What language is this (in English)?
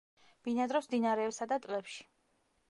Georgian